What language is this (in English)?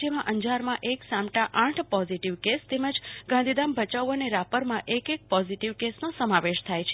Gujarati